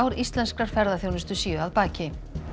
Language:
Icelandic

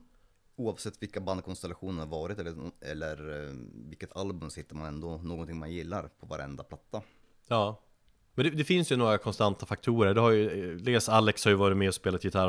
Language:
Swedish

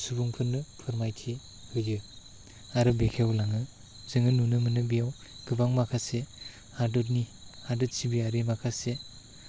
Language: Bodo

